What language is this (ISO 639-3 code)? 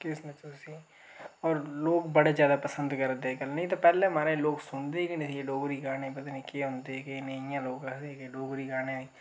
doi